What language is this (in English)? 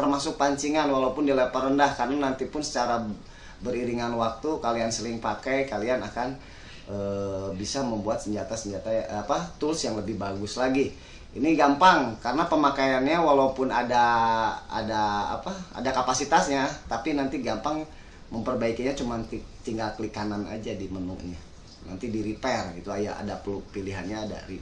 Indonesian